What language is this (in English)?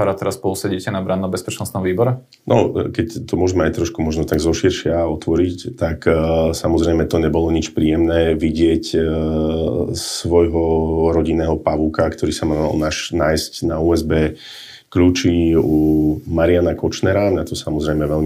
Slovak